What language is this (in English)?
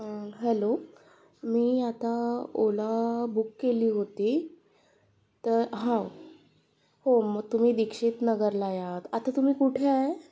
Marathi